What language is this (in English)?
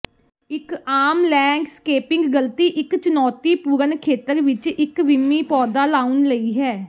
Punjabi